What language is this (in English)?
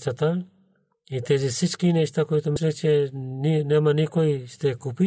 Bulgarian